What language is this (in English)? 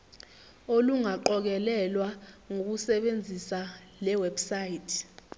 Zulu